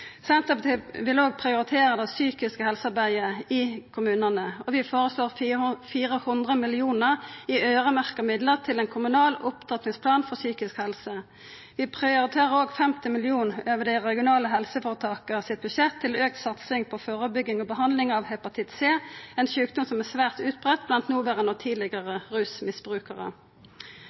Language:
Norwegian Nynorsk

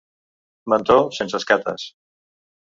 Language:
Catalan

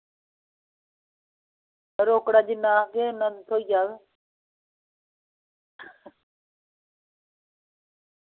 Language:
Dogri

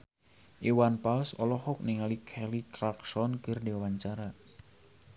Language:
Sundanese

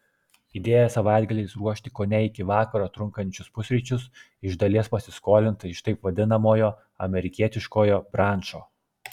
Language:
Lithuanian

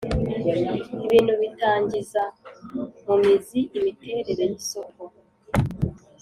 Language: Kinyarwanda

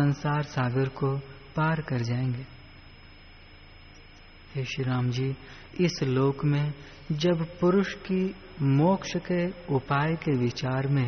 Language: Hindi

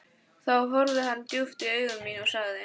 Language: Icelandic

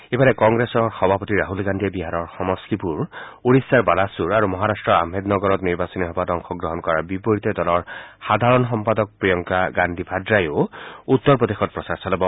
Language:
Assamese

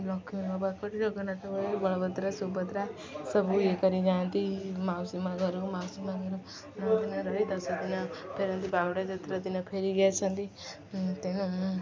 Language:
Odia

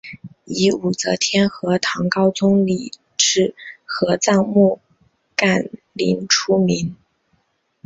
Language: Chinese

